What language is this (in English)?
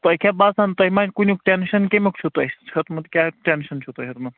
Kashmiri